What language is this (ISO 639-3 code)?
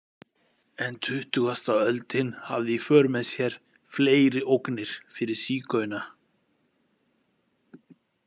isl